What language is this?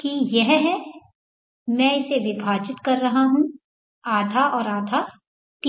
Hindi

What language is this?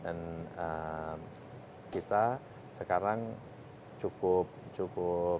Indonesian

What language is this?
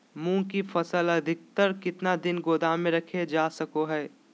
Magahi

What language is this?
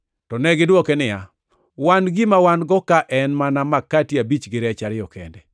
Luo (Kenya and Tanzania)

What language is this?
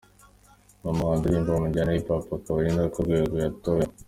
Kinyarwanda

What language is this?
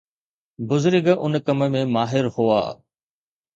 Sindhi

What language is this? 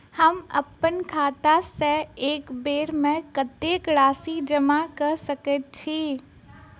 Maithili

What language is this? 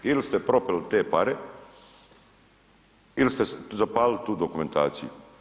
Croatian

